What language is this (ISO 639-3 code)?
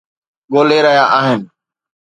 snd